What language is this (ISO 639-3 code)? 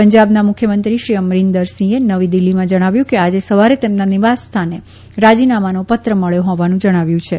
guj